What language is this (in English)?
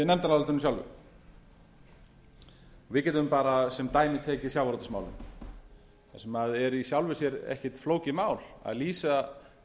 Icelandic